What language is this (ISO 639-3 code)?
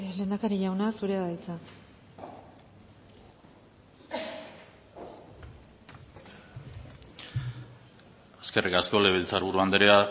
eus